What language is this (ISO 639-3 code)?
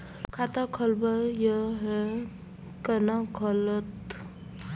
mai